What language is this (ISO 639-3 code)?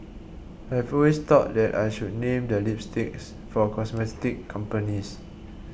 eng